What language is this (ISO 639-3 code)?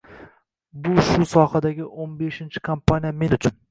uzb